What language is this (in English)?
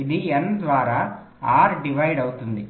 Telugu